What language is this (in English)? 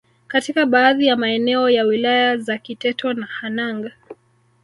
Swahili